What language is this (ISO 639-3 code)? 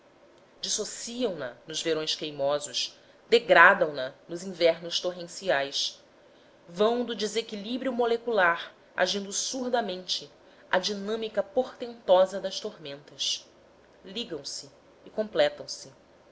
por